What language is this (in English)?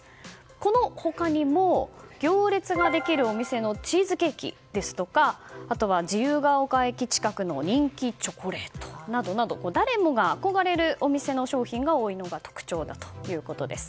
Japanese